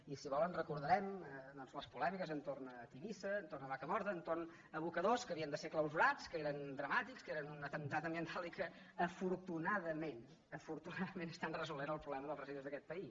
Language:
Catalan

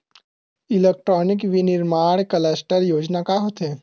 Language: Chhattisgarhi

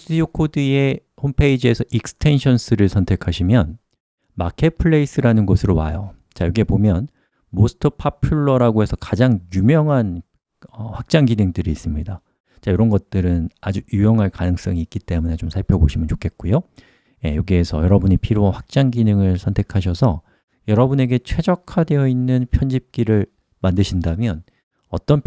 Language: Korean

